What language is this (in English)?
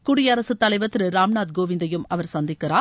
Tamil